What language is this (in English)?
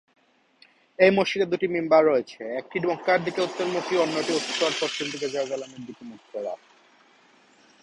Bangla